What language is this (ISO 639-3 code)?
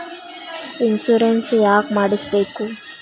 kan